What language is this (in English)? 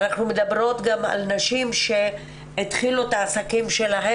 Hebrew